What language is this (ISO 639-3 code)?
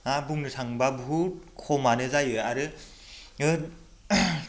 brx